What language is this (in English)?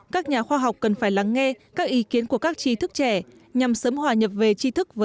Vietnamese